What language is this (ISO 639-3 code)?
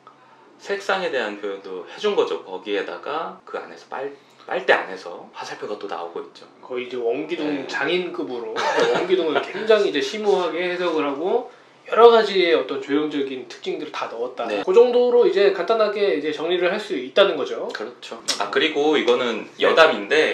kor